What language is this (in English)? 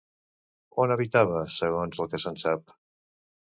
Catalan